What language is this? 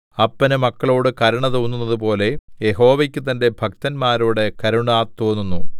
Malayalam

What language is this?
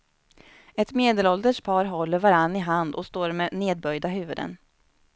Swedish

